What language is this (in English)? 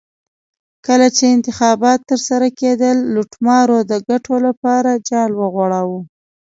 Pashto